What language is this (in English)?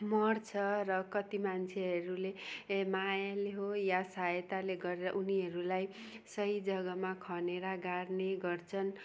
Nepali